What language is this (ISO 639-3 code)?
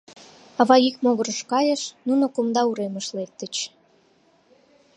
chm